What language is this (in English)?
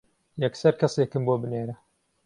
Central Kurdish